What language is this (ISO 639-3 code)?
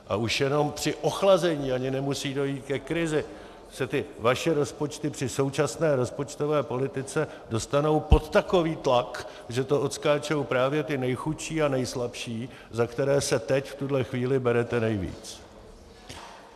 ces